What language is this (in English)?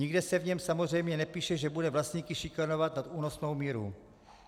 Czech